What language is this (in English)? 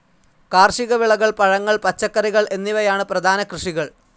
Malayalam